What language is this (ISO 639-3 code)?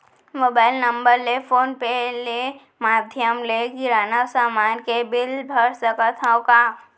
hne